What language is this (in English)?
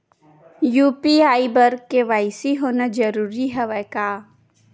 Chhattisgarhi